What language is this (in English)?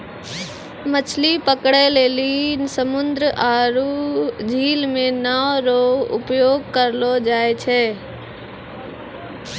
Maithili